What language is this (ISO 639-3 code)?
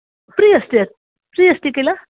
san